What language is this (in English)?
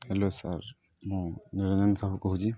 Odia